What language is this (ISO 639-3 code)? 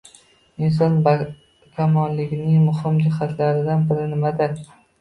uzb